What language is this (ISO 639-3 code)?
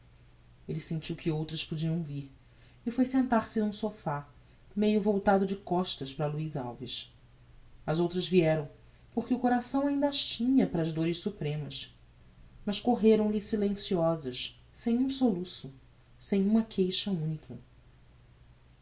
por